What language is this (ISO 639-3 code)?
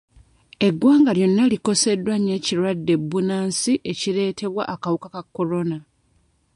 lug